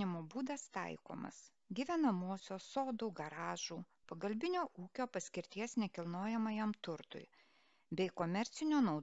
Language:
Lithuanian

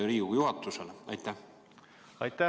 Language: Estonian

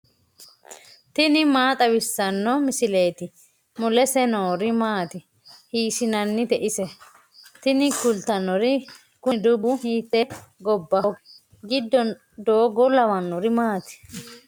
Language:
Sidamo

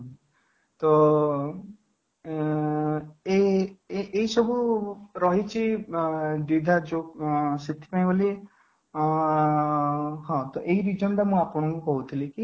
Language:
Odia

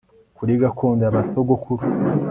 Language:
Kinyarwanda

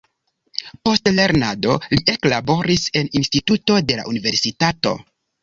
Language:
Esperanto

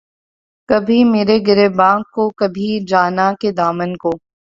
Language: Urdu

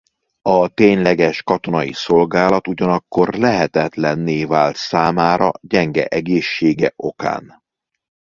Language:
Hungarian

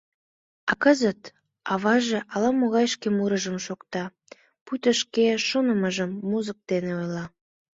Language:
Mari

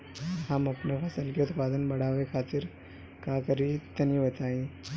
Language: Bhojpuri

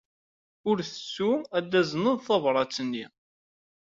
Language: Kabyle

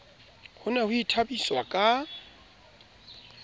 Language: Southern Sotho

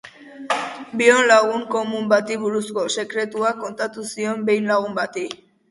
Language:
Basque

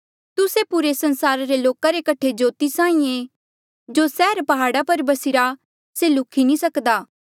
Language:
Mandeali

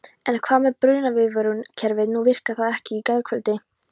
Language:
Icelandic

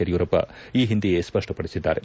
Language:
Kannada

